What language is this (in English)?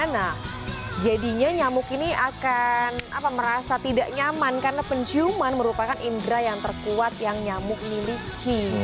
Indonesian